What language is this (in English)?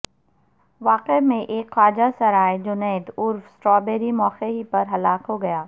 Urdu